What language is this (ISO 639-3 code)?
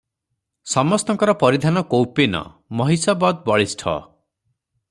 ori